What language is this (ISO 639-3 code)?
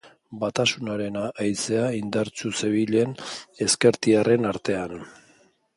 eus